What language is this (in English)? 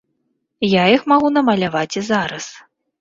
Belarusian